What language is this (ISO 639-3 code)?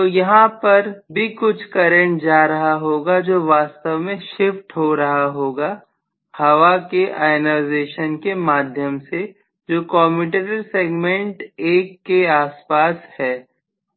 hin